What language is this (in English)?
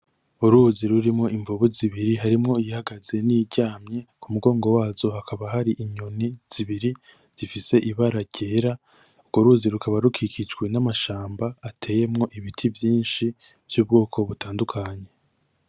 Rundi